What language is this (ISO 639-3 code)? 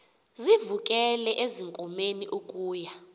xho